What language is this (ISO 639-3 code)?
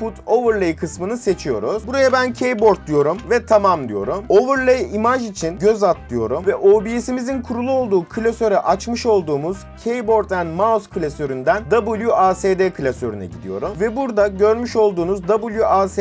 tur